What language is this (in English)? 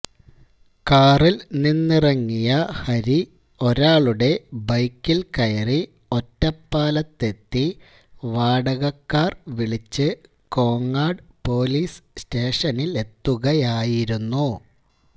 Malayalam